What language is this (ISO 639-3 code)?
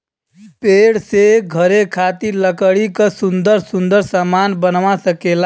bho